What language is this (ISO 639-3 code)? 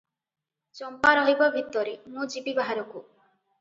ori